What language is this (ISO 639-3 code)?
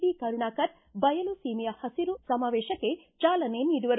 kan